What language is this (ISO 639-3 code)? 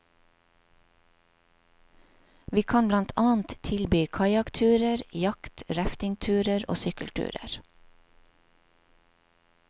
nor